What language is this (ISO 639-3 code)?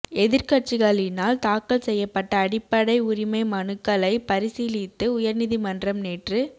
tam